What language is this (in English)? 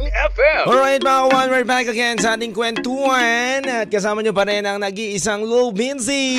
Filipino